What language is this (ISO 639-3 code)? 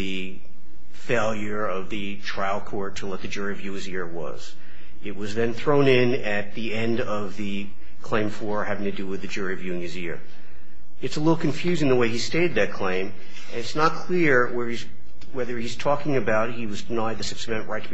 eng